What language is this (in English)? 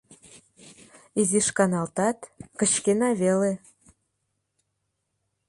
Mari